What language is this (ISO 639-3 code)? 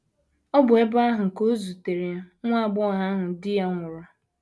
ibo